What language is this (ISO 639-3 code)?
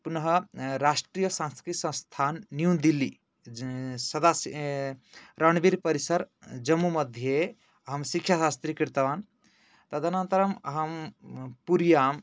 san